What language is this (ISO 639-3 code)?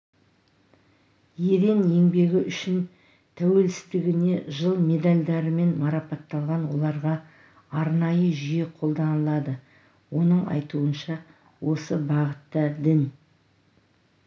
kaz